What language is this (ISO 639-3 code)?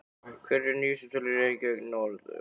isl